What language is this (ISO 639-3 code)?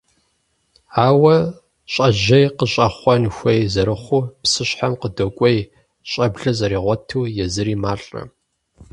kbd